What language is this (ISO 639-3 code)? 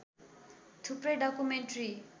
nep